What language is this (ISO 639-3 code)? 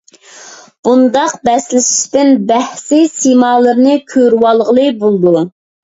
uig